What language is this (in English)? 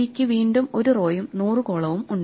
Malayalam